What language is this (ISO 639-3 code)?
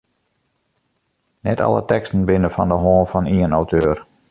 fry